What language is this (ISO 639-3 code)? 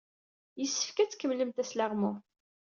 kab